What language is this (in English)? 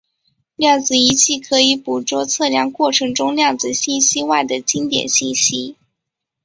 Chinese